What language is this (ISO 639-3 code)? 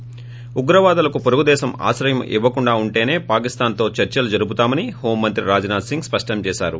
tel